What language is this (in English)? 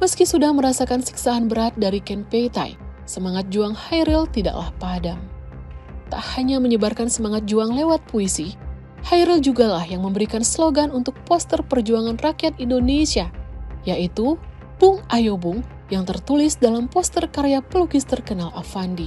Indonesian